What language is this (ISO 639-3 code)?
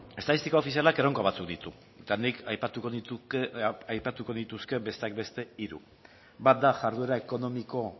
eus